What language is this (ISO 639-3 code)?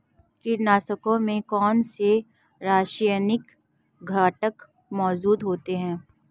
hin